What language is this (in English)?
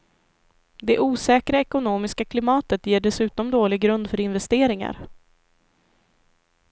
Swedish